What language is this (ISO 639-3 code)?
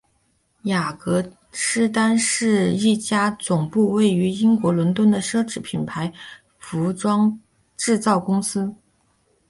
zho